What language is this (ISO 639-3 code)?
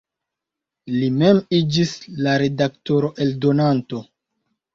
epo